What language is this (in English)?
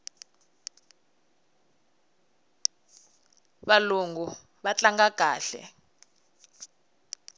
Tsonga